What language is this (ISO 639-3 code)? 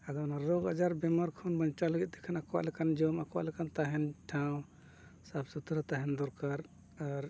sat